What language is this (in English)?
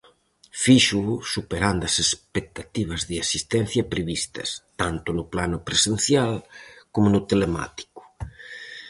Galician